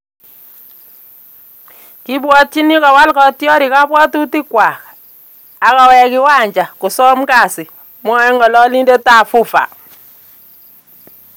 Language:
Kalenjin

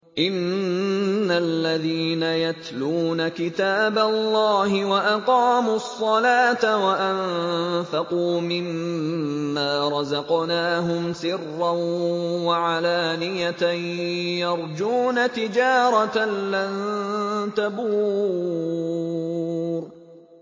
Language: Arabic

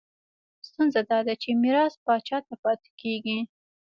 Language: Pashto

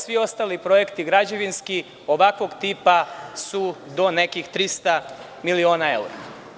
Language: Serbian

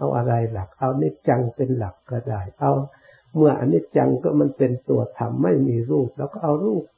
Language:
Thai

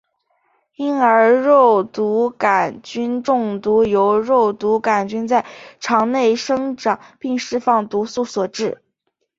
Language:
Chinese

